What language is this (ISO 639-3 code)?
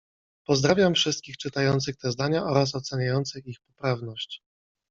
pol